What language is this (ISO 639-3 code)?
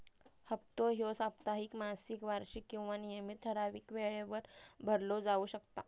mar